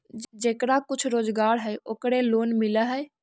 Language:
Magahi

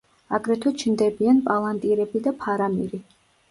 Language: Georgian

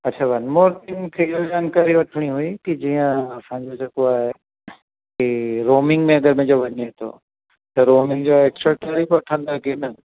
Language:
Sindhi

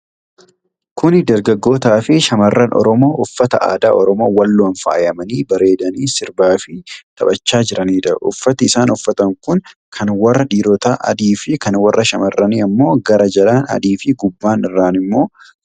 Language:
Oromo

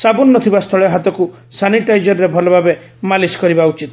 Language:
Odia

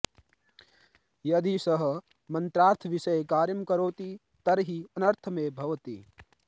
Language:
Sanskrit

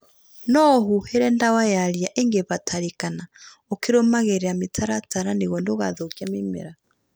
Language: Kikuyu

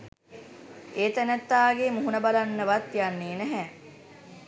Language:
Sinhala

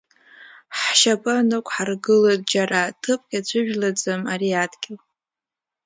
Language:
Abkhazian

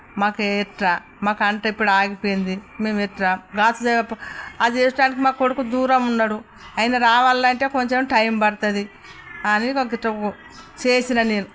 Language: Telugu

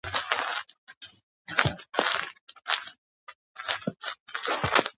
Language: Georgian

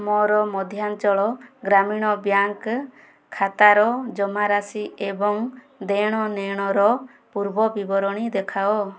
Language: Odia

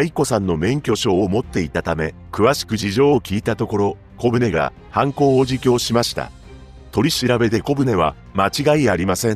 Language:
Japanese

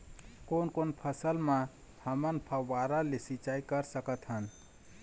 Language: Chhattisgarhi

